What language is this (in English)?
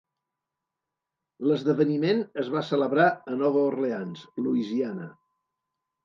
Catalan